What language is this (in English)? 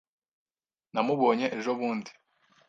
Kinyarwanda